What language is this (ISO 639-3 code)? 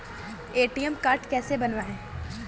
hin